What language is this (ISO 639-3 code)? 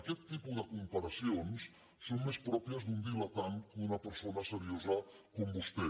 cat